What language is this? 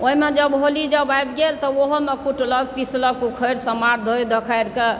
Maithili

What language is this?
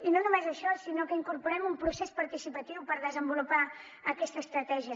Catalan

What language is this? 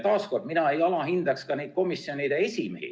Estonian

